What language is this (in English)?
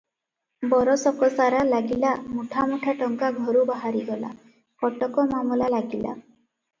Odia